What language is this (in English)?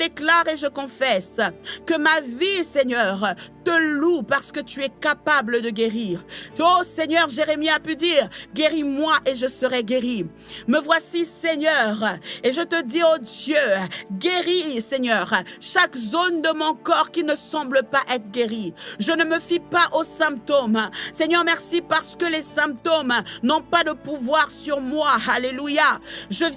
French